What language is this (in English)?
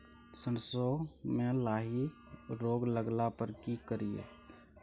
Maithili